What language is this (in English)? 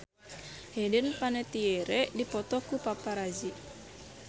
Sundanese